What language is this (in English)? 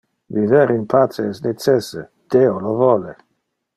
Interlingua